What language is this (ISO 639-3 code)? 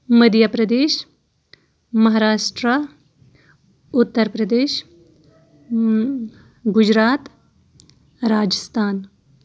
kas